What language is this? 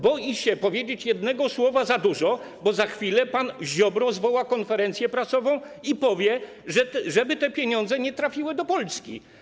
Polish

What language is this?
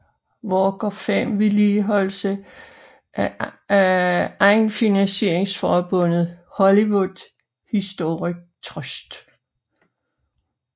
Danish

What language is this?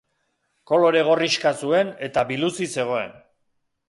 Basque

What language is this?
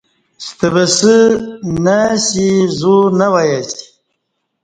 Kati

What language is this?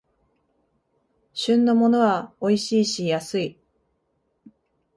Japanese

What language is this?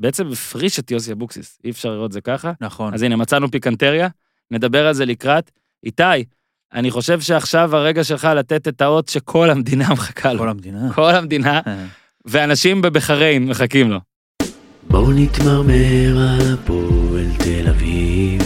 Hebrew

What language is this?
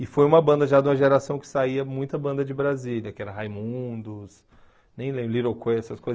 Portuguese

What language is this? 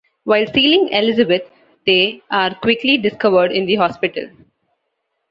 English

